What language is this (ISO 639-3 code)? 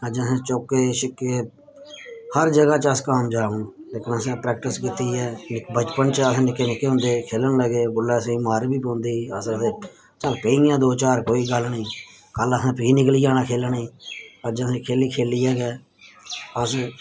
doi